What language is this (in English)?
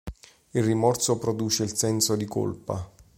Italian